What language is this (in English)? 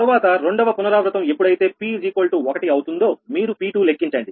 Telugu